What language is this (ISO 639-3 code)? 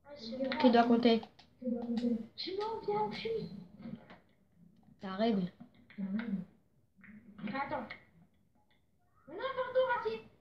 fra